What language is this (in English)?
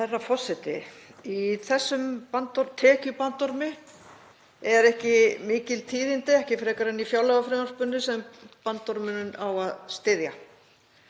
Icelandic